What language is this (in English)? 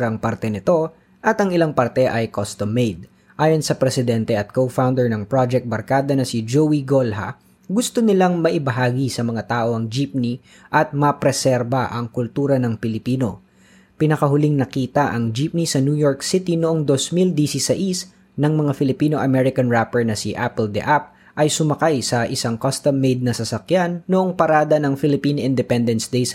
Filipino